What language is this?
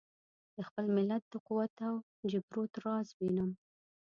Pashto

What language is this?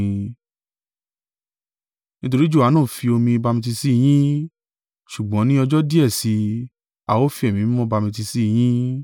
Yoruba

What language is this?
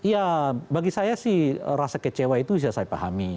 Indonesian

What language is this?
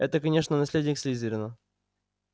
Russian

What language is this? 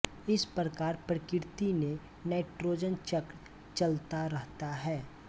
Hindi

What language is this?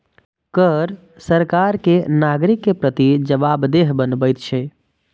Maithili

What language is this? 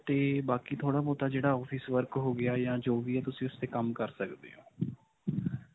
Punjabi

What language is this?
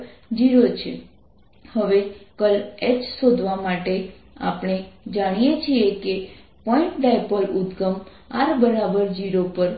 Gujarati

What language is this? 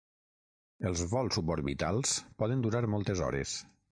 Catalan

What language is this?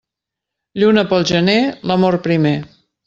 Catalan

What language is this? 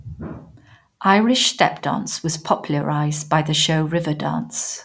English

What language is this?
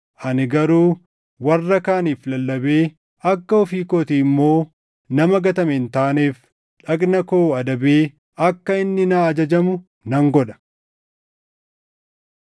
Oromo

